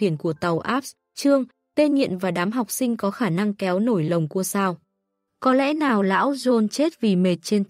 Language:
Vietnamese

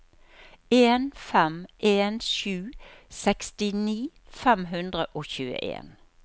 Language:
Norwegian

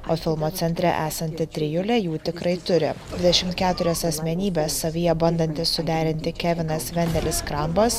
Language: Lithuanian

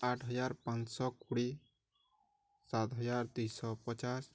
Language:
Odia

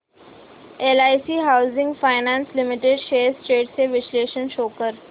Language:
Marathi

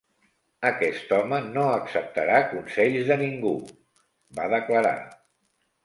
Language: Catalan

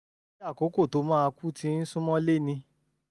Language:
Yoruba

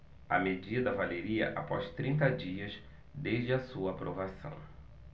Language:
Portuguese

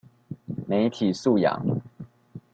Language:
Chinese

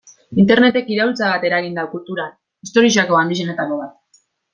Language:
Basque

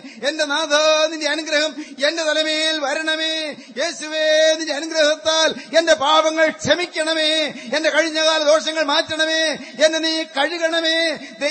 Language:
Malayalam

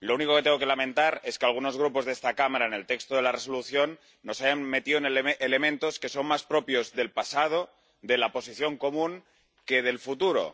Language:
Spanish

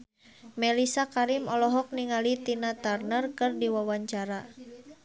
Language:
Sundanese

